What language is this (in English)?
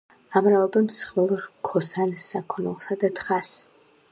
Georgian